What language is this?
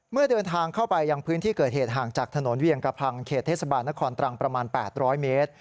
Thai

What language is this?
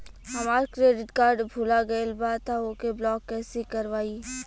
Bhojpuri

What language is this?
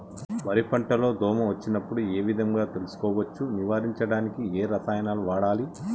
Telugu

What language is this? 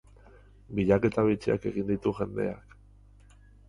Basque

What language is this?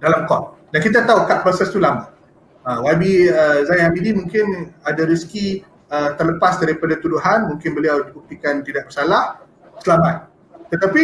Malay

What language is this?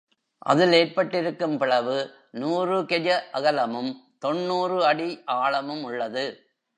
Tamil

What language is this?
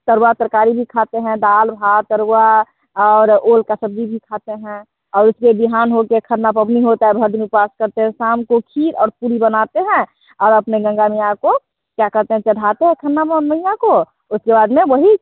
Hindi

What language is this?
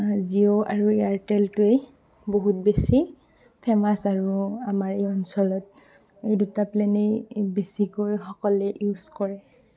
Assamese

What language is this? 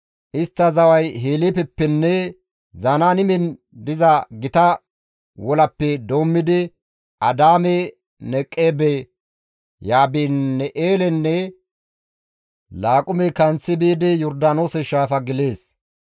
Gamo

